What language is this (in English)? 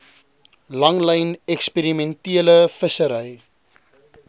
Afrikaans